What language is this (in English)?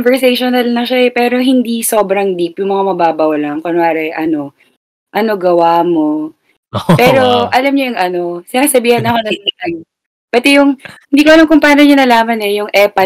Filipino